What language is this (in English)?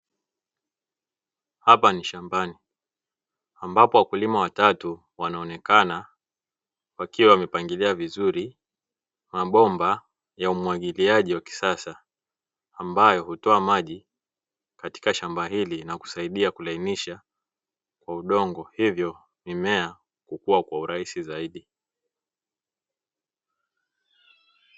Swahili